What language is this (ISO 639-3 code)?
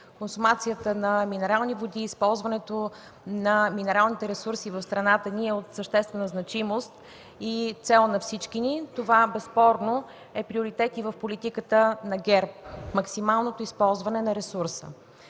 bul